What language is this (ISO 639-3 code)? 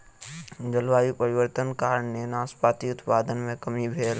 mai